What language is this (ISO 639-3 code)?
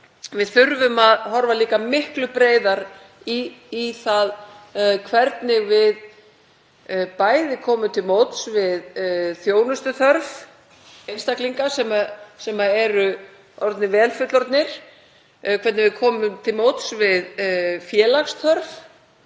isl